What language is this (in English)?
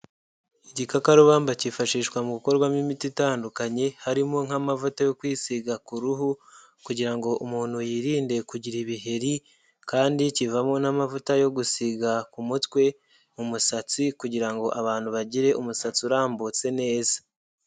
Kinyarwanda